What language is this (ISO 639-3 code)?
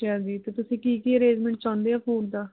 pan